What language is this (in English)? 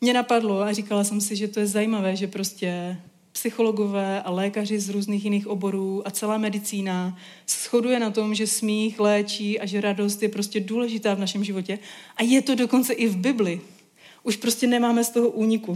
Czech